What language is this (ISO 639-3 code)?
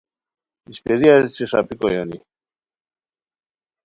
khw